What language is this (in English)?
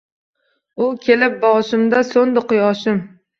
Uzbek